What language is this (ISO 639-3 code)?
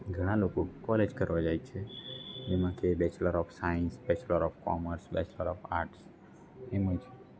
guj